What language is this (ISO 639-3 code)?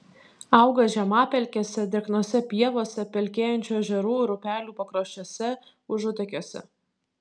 lit